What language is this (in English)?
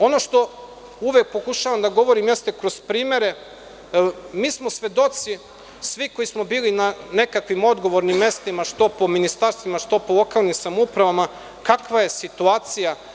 Serbian